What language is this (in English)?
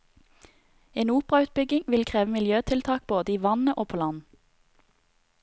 Norwegian